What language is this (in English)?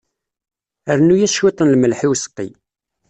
Kabyle